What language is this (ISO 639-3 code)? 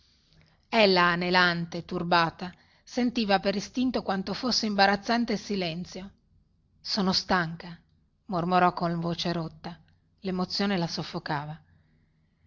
ita